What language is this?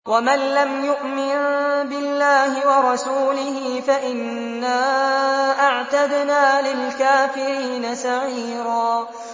Arabic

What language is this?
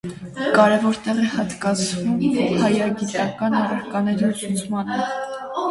Armenian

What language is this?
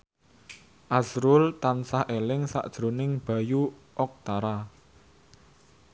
Javanese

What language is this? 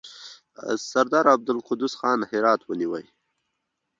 Pashto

